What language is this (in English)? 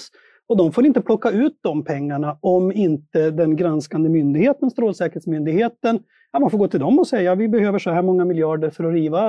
Swedish